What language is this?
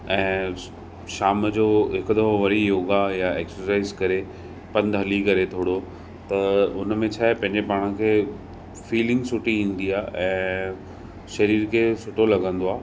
Sindhi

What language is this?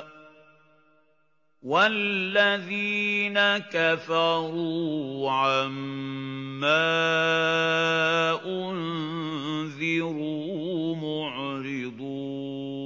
Arabic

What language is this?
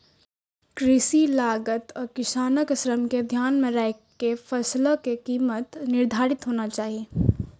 Maithili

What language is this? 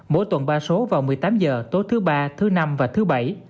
Vietnamese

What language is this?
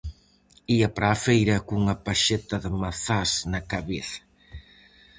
Galician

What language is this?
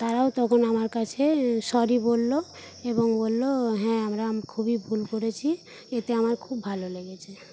Bangla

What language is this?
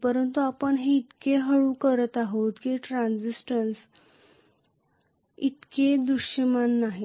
Marathi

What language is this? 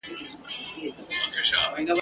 Pashto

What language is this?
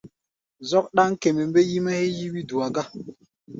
Gbaya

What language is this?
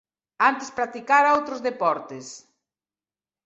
Galician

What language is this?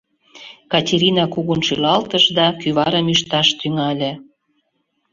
Mari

